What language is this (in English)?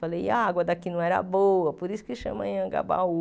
Portuguese